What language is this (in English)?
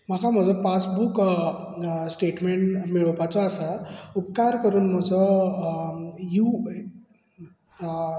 Konkani